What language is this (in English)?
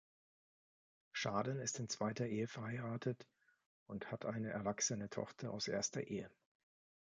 German